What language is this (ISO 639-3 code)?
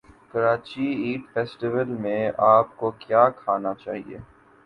urd